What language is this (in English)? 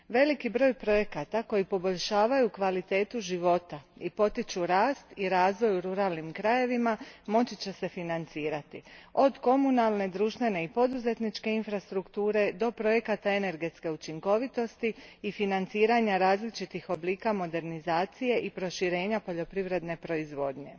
Croatian